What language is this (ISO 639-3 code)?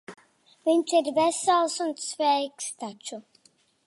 lav